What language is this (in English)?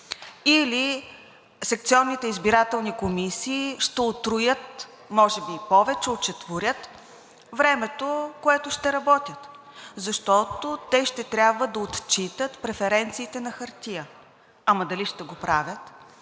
Bulgarian